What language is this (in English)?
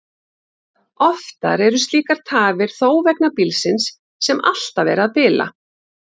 Icelandic